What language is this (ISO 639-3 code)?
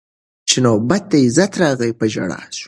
pus